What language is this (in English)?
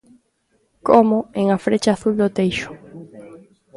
Galician